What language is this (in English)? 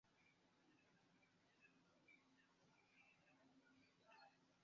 Esperanto